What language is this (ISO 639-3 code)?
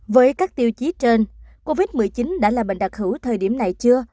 vie